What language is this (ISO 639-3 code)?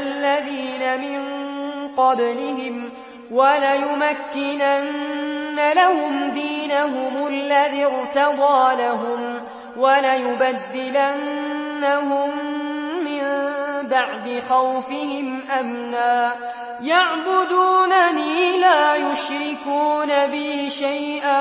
ara